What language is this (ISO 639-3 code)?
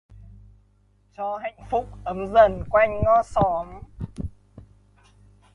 vie